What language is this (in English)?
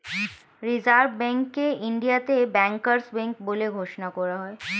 Bangla